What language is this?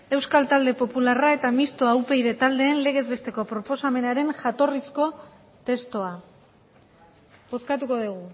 Basque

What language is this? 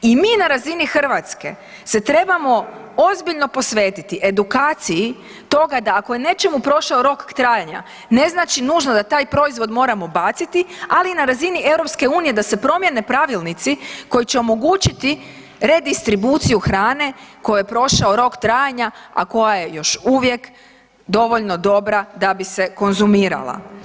Croatian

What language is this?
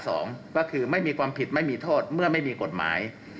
Thai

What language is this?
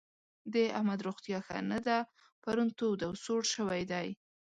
Pashto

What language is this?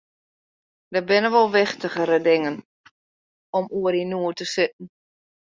Western Frisian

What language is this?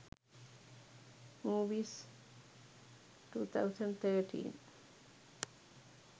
Sinhala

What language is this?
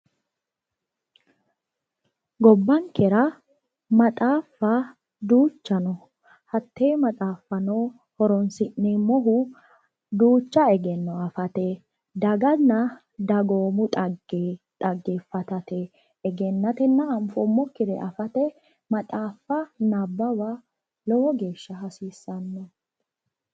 Sidamo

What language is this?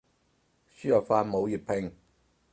Cantonese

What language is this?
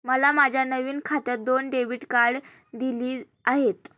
Marathi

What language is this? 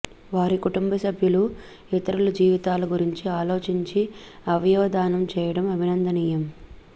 Telugu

